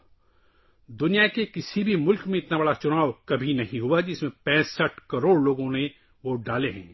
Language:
Urdu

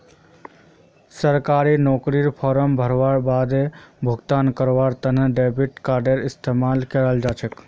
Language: Magahi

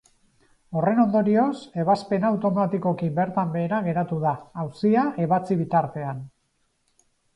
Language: Basque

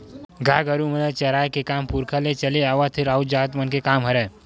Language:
Chhattisgarhi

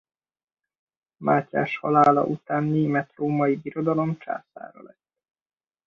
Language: Hungarian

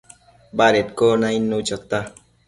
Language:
Matsés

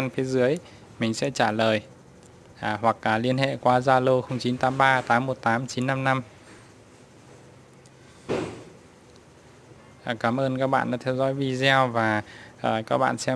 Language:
Vietnamese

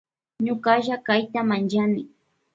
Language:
Loja Highland Quichua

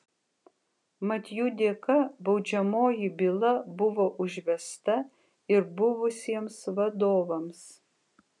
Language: Lithuanian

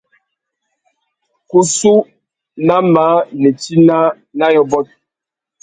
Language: Tuki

